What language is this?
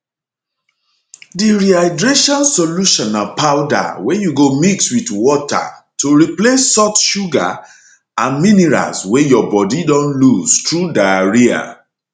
Nigerian Pidgin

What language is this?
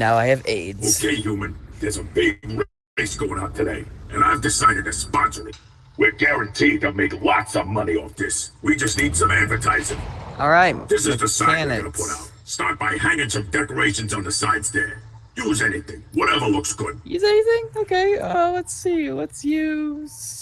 English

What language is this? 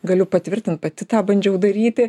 Lithuanian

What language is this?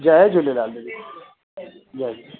Sindhi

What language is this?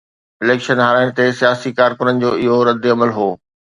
Sindhi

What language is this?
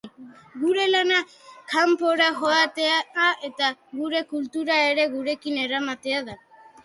Basque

